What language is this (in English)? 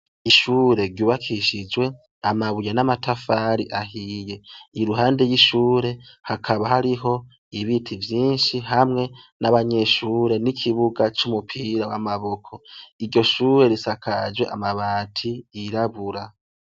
Rundi